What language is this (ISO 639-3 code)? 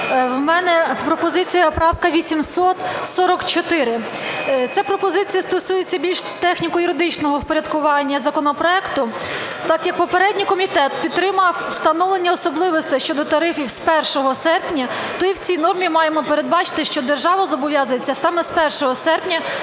ukr